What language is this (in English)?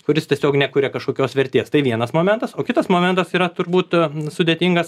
Lithuanian